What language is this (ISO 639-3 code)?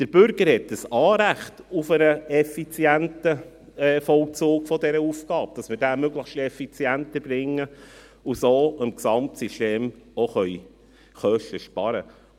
gsw